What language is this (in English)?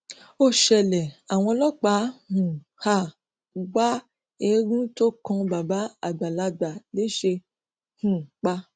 Yoruba